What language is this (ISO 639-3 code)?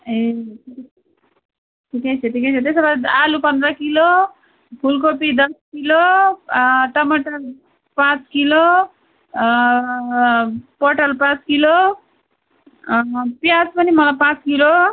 nep